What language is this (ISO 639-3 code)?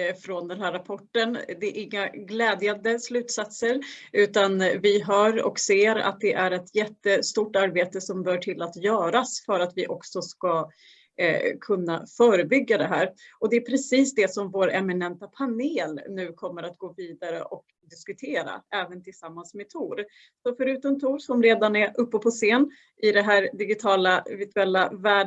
swe